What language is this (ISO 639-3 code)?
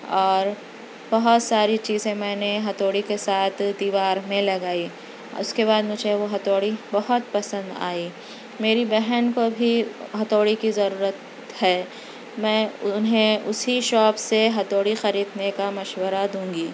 urd